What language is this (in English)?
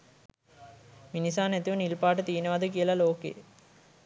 Sinhala